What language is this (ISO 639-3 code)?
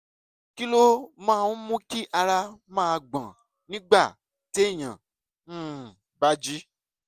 yor